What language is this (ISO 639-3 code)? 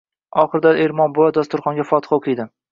uzb